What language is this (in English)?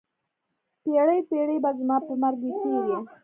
Pashto